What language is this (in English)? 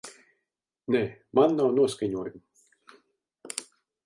Latvian